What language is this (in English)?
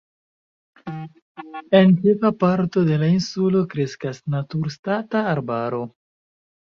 Esperanto